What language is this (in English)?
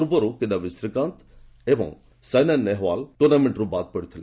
Odia